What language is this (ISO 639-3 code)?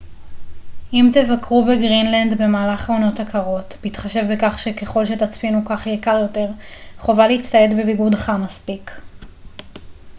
heb